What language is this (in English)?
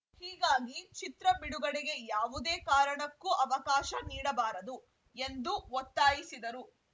Kannada